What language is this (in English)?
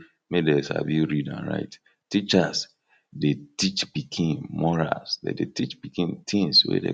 Nigerian Pidgin